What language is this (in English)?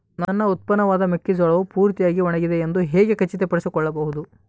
Kannada